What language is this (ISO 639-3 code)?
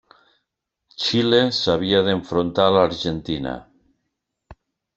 cat